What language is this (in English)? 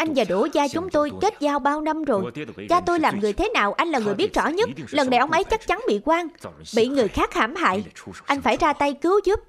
Vietnamese